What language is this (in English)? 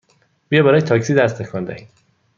Persian